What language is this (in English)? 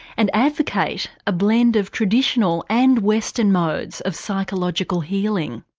English